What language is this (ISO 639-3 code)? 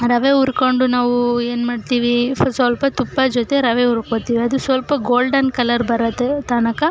kan